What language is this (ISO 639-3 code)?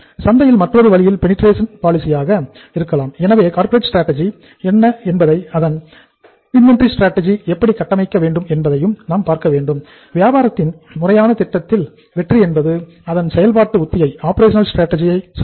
tam